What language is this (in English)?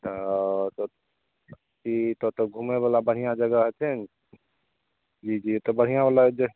Maithili